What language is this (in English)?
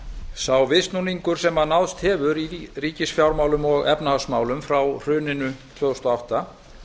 Icelandic